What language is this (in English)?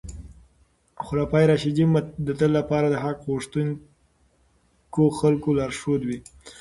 Pashto